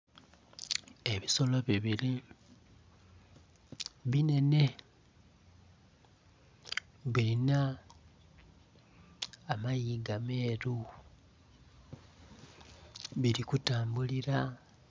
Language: Soga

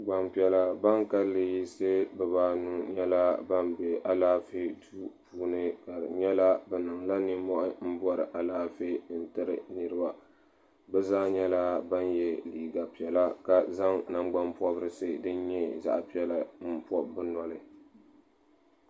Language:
Dagbani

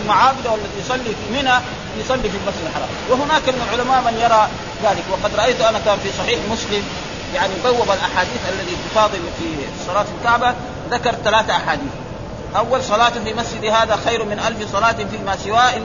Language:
Arabic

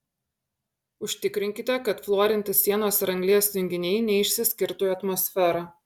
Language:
Lithuanian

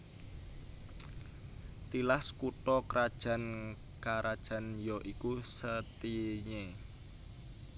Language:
Javanese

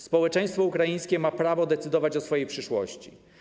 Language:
Polish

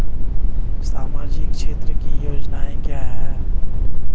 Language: Hindi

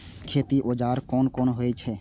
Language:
Maithili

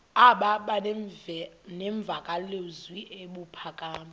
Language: Xhosa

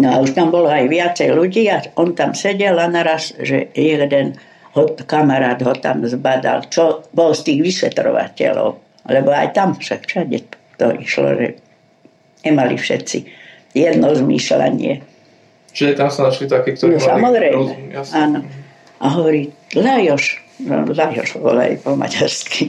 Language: Slovak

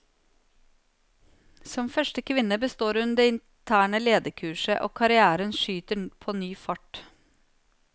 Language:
Norwegian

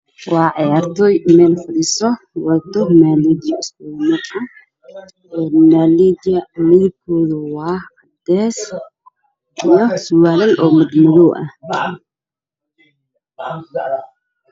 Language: Somali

